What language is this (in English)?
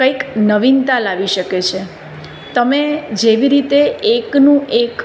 Gujarati